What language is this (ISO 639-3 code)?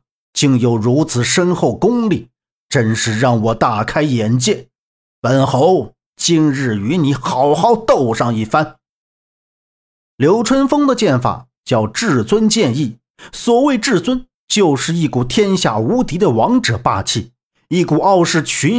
zho